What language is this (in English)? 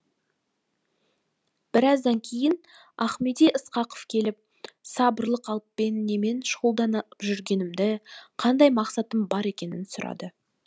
Kazakh